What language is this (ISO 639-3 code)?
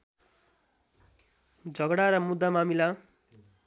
nep